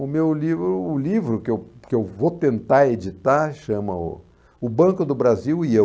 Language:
Portuguese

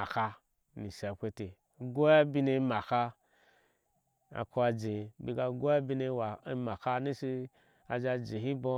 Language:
Ashe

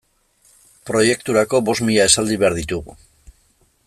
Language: Basque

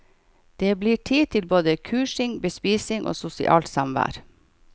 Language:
Norwegian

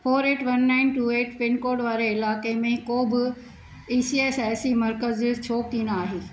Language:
Sindhi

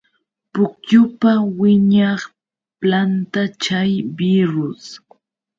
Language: Yauyos Quechua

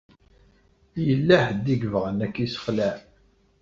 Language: Kabyle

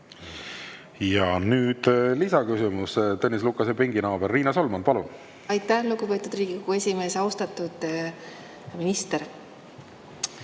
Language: Estonian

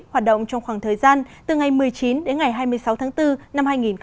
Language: Vietnamese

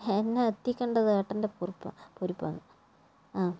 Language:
Malayalam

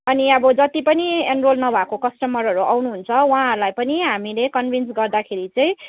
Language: Nepali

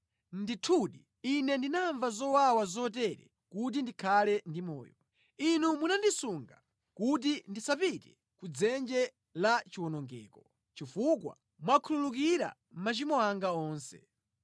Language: Nyanja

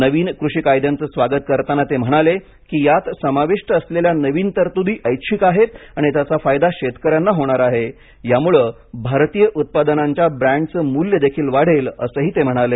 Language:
Marathi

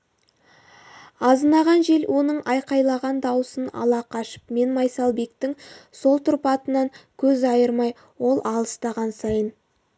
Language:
Kazakh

